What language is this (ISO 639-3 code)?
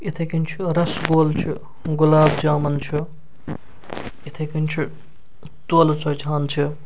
kas